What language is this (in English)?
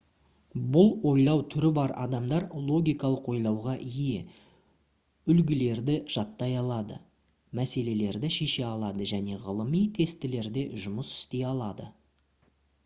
Kazakh